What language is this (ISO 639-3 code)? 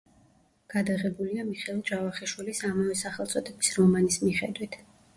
kat